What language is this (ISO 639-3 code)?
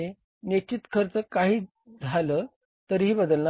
mar